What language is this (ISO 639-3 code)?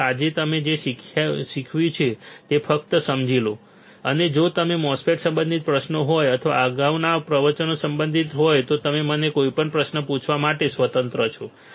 guj